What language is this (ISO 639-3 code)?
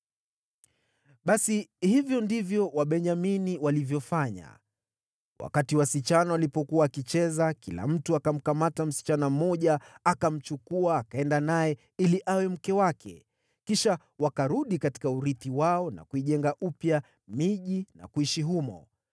swa